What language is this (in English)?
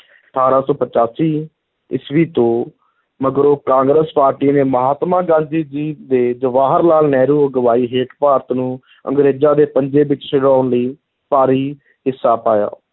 Punjabi